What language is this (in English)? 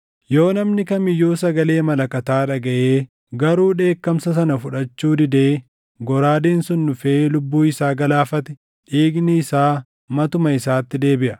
Oromo